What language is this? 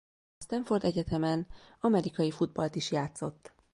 Hungarian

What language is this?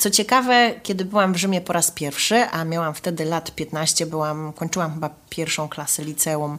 Polish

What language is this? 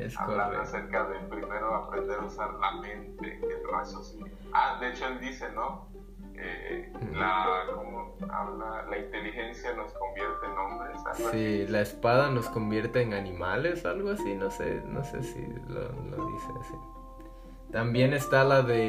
Spanish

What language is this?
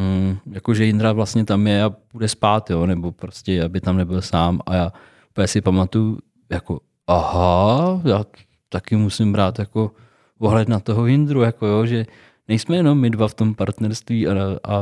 Czech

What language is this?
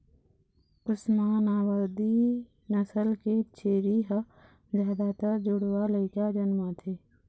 Chhattisgarhi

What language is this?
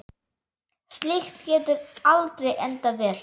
Icelandic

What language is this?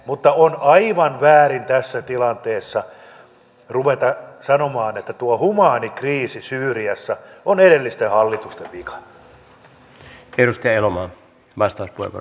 Finnish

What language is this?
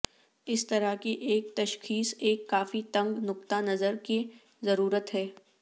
Urdu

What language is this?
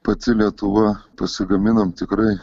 Lithuanian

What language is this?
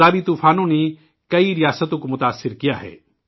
Urdu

